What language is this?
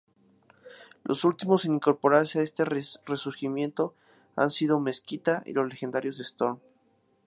Spanish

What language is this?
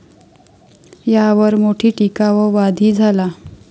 Marathi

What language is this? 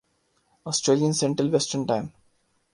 Urdu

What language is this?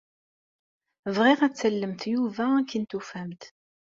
Kabyle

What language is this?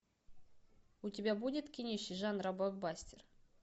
Russian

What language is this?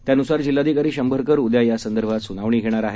Marathi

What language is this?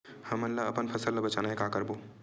Chhattisgarhi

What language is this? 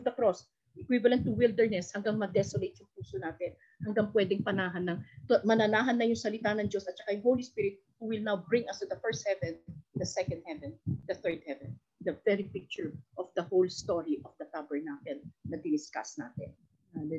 Filipino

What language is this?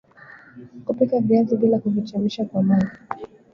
Swahili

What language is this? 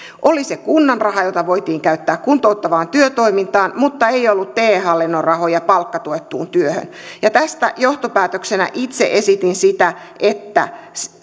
Finnish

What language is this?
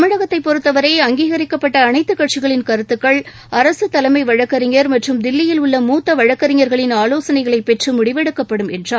Tamil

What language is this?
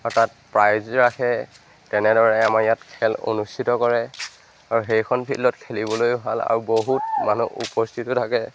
Assamese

